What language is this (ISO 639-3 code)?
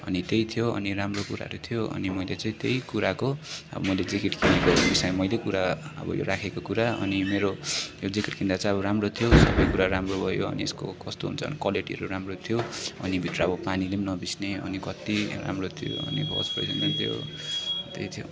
nep